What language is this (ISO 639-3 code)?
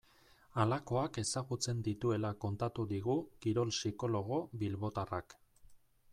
eus